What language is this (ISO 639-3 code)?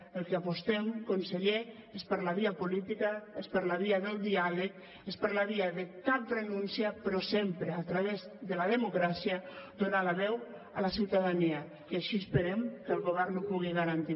cat